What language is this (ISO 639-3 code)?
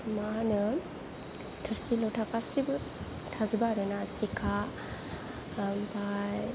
brx